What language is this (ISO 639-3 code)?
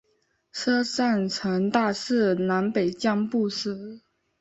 zho